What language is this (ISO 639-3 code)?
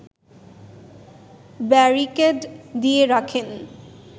ben